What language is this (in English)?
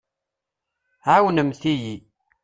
Kabyle